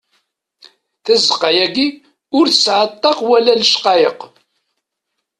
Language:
Kabyle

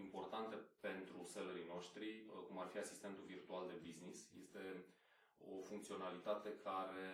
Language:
Romanian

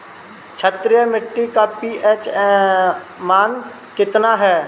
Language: Bhojpuri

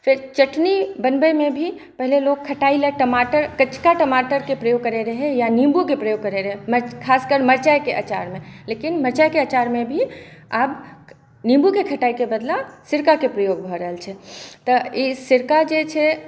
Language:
Maithili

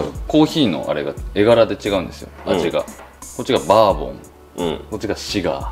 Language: Japanese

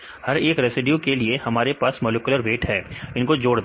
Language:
Hindi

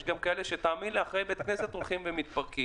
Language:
Hebrew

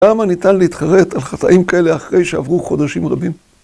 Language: Hebrew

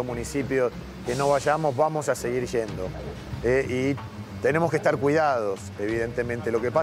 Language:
Spanish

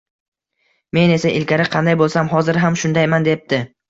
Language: Uzbek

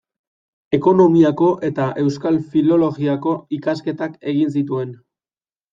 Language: Basque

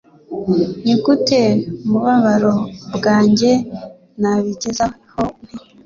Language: Kinyarwanda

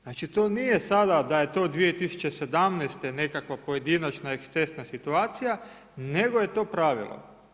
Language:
Croatian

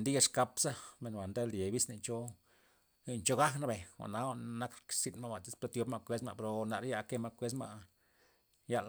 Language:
Loxicha Zapotec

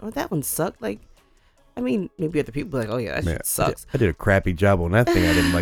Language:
English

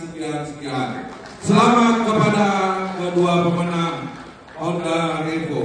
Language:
Indonesian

